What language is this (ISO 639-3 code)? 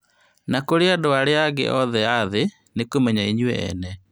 kik